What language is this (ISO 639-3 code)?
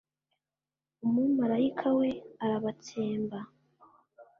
kin